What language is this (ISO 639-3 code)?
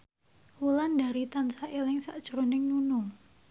jav